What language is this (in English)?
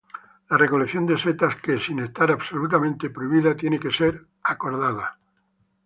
Spanish